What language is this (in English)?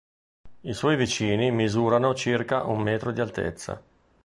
Italian